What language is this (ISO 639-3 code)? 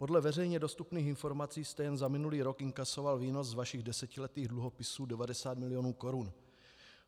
ces